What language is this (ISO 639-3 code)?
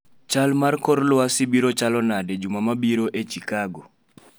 luo